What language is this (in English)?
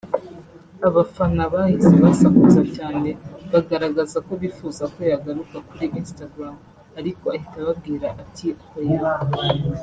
Kinyarwanda